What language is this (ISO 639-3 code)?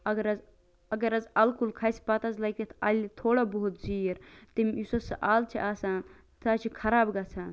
kas